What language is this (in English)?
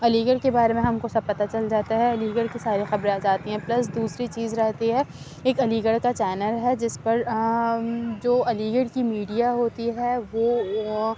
Urdu